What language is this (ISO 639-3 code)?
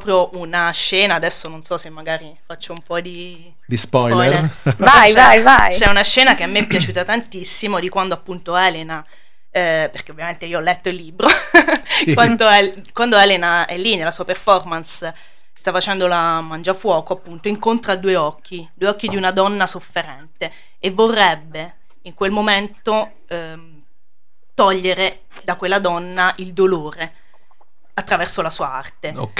ita